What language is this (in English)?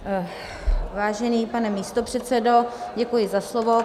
Czech